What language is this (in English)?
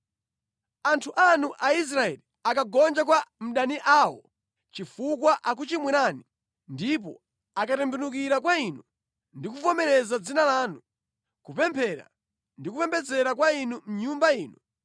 Nyanja